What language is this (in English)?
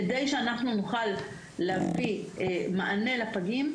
Hebrew